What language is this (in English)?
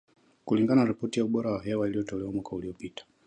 Swahili